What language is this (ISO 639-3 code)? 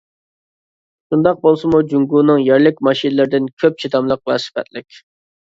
uig